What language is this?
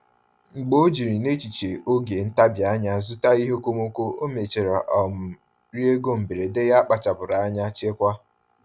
Igbo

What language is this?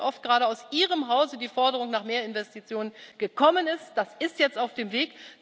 German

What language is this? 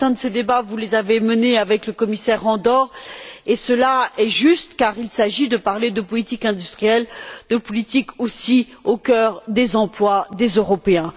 French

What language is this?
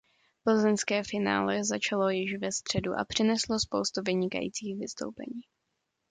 Czech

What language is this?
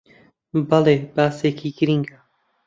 Central Kurdish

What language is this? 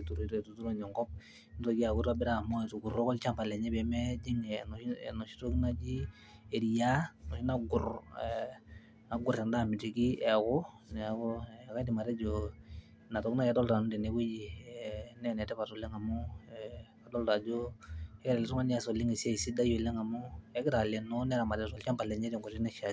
Masai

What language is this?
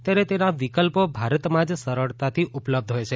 Gujarati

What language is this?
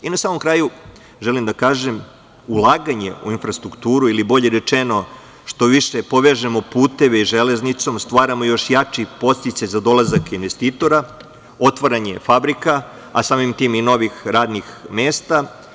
Serbian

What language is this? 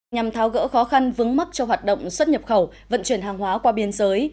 Vietnamese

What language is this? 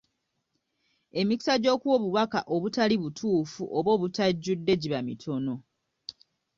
Ganda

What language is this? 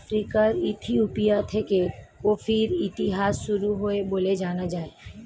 Bangla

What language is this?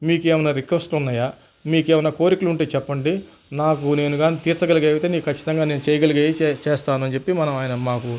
Telugu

